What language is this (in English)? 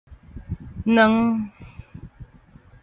Min Nan Chinese